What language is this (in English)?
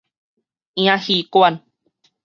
Min Nan Chinese